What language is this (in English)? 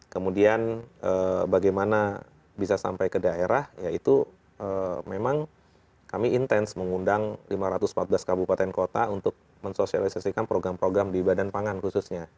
Indonesian